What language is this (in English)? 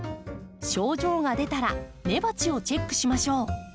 Japanese